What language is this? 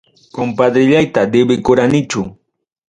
Ayacucho Quechua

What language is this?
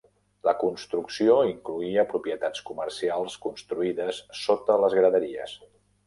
Catalan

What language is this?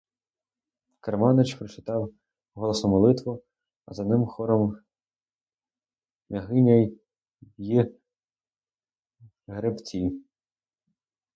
Ukrainian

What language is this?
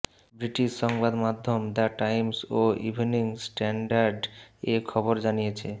Bangla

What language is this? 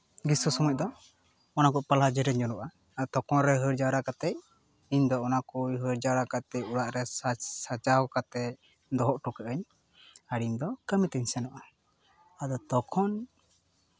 Santali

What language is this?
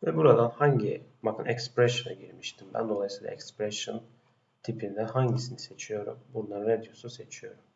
Turkish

